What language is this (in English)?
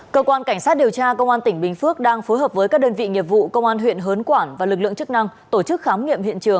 Vietnamese